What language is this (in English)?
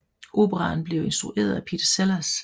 Danish